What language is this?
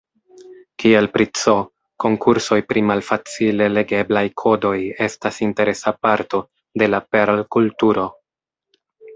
Esperanto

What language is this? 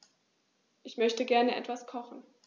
German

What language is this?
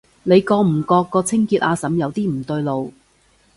Cantonese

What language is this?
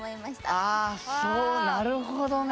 Japanese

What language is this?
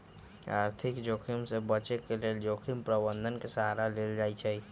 Magahi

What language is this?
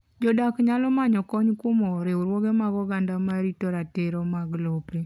Luo (Kenya and Tanzania)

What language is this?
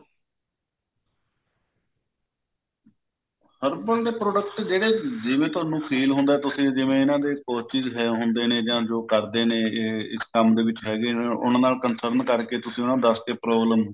Punjabi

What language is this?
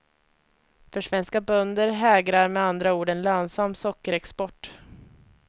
Swedish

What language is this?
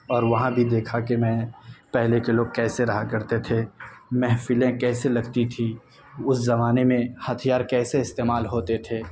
Urdu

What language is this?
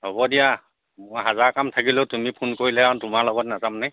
Assamese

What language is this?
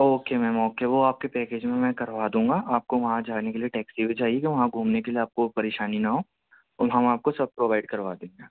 Urdu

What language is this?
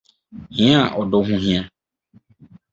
Akan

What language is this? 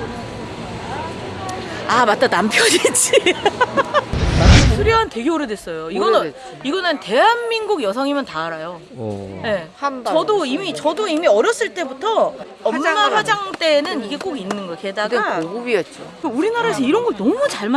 Korean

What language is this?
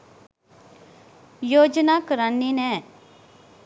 Sinhala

